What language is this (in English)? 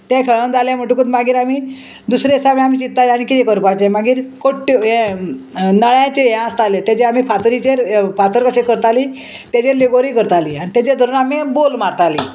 Konkani